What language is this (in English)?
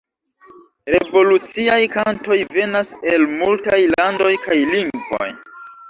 Esperanto